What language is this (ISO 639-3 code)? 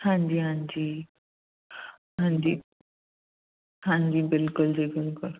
pan